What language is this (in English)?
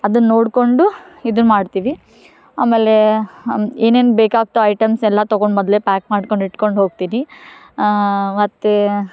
Kannada